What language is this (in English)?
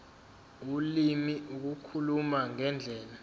Zulu